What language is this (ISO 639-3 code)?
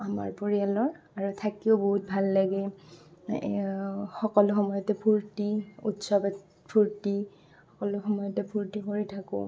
asm